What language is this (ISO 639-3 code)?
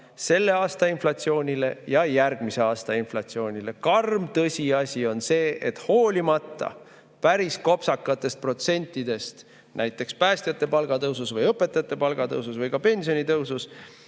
est